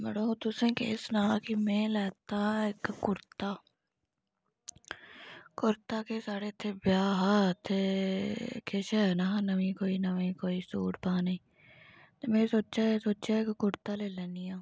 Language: Dogri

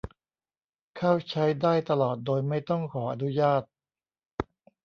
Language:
Thai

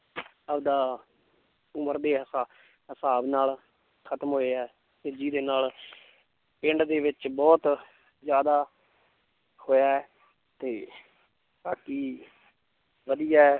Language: Punjabi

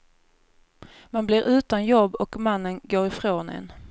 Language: Swedish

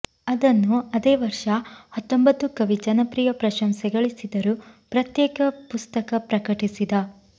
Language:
Kannada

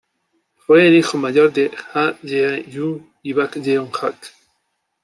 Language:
Spanish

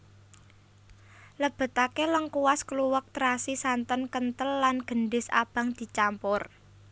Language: Javanese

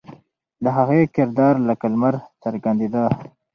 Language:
Pashto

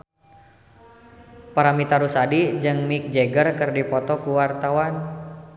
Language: Sundanese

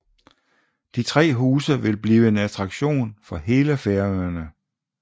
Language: Danish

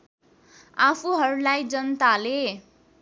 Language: Nepali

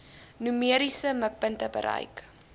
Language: Afrikaans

